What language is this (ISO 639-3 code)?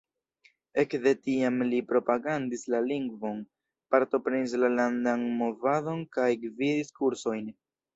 epo